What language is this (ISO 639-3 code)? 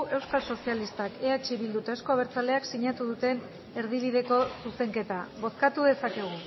eus